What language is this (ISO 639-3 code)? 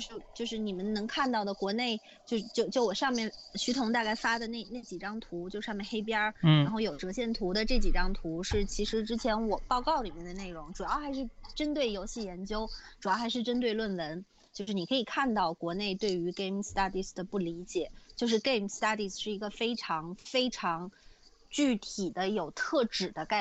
zho